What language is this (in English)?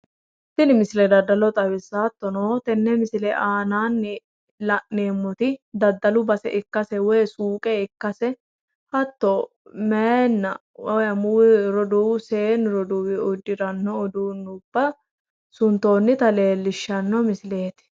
Sidamo